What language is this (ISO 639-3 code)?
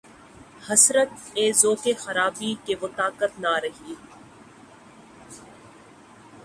urd